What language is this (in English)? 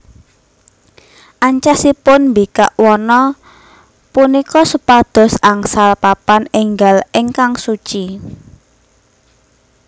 Javanese